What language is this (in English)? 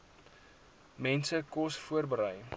Afrikaans